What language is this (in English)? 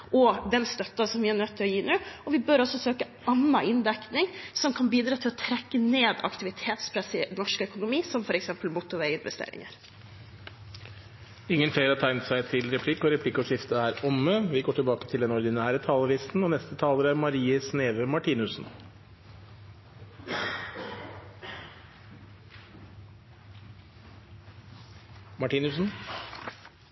Norwegian